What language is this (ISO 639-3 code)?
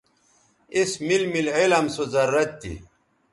btv